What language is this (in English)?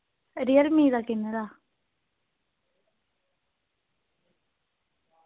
Dogri